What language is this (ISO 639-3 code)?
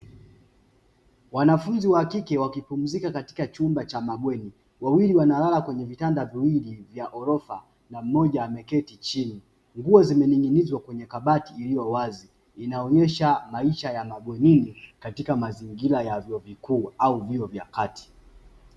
swa